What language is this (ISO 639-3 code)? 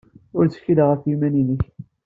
kab